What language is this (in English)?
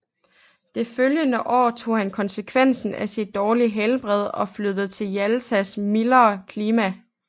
Danish